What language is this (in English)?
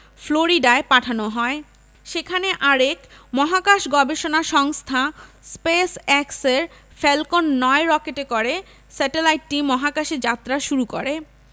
Bangla